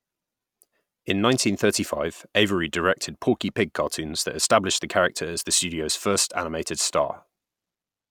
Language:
English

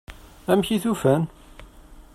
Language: Kabyle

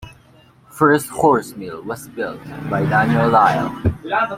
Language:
English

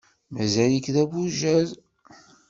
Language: Kabyle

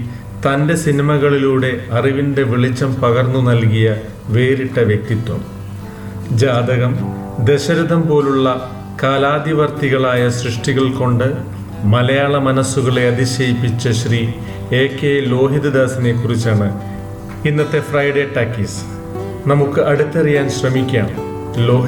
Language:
Malayalam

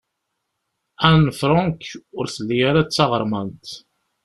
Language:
Kabyle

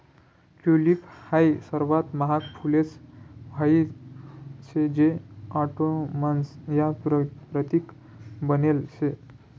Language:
Marathi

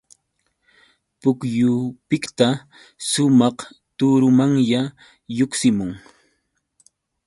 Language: Yauyos Quechua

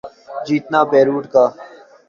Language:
Urdu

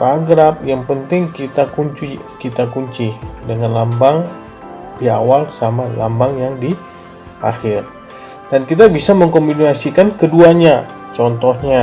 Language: Indonesian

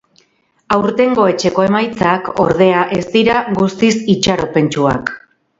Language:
Basque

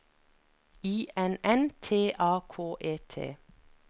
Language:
Norwegian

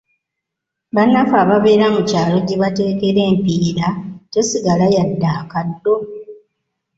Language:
Ganda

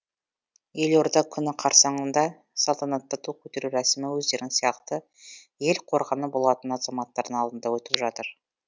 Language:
Kazakh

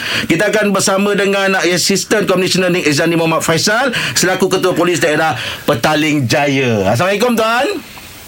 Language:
Malay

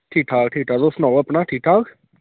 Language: Dogri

